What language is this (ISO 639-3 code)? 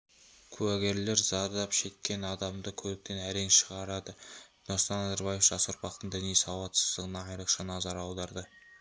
kaz